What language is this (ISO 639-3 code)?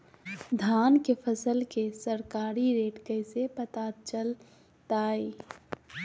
mag